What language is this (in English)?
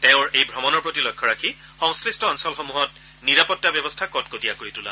Assamese